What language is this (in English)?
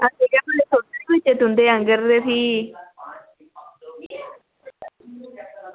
Dogri